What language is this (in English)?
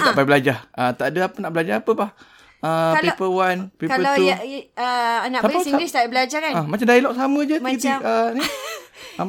Malay